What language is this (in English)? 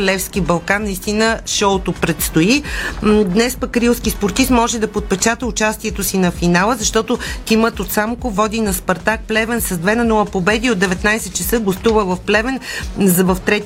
Bulgarian